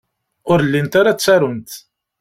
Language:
Kabyle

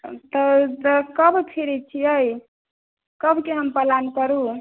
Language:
Maithili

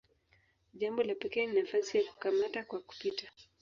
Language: Swahili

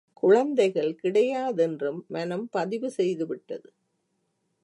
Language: Tamil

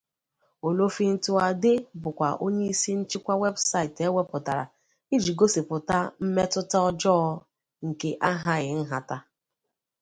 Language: Igbo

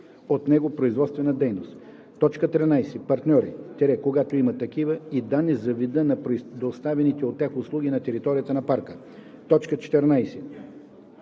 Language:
Bulgarian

